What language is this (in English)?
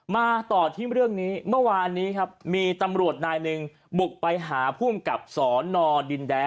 Thai